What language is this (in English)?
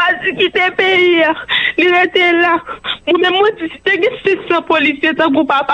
French